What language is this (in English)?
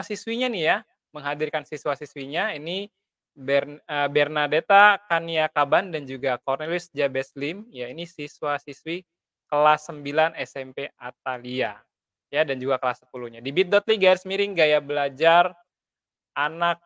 Indonesian